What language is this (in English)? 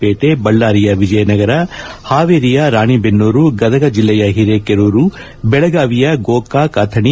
Kannada